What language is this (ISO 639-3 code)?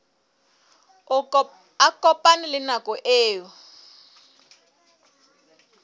sot